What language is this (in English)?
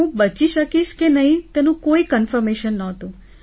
Gujarati